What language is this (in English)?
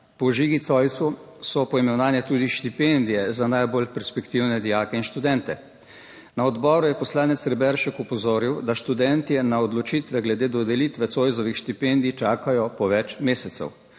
Slovenian